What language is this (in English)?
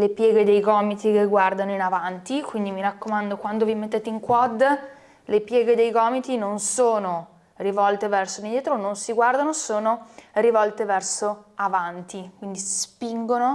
Italian